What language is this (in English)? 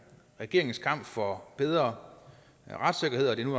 Danish